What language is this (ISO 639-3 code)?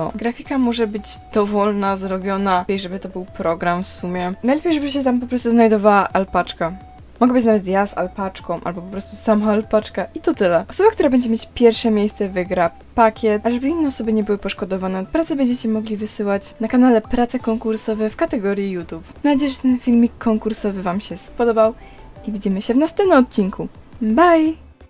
pol